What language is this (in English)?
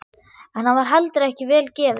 Icelandic